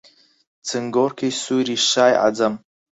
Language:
Central Kurdish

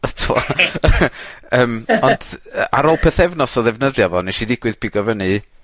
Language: Welsh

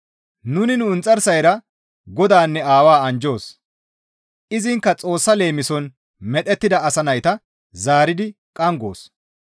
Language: Gamo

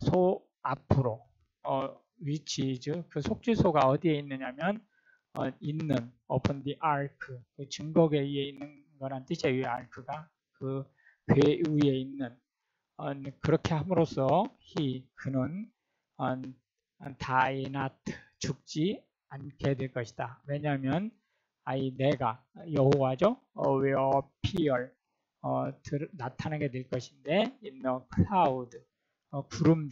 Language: Korean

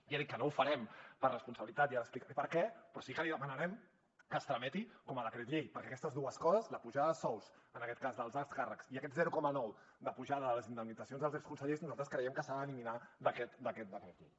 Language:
Catalan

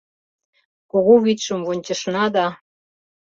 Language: Mari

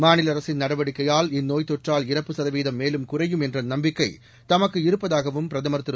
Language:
Tamil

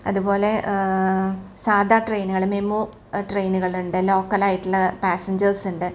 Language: Malayalam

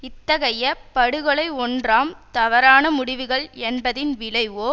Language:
Tamil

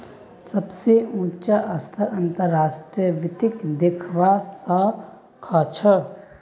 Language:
Magahi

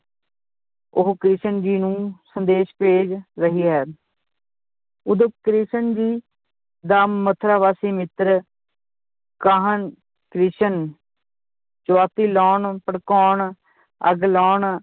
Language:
Punjabi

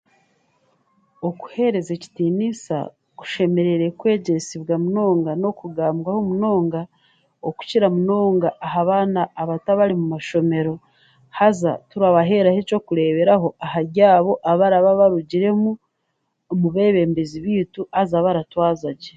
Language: Chiga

